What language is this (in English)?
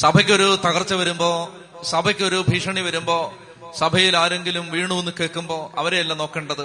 Malayalam